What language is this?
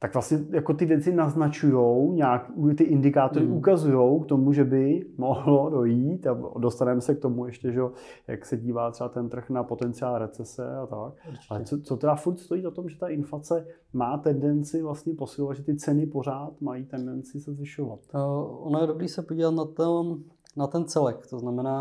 Czech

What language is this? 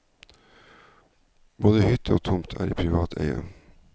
Norwegian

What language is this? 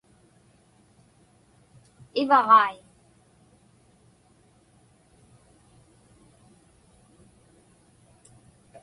Inupiaq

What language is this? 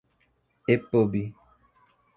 Portuguese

